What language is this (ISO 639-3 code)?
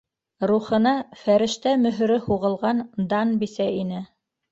bak